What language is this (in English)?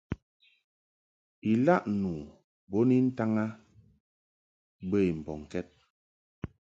Mungaka